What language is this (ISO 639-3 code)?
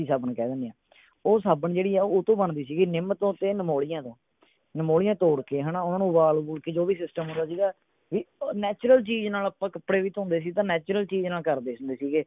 pan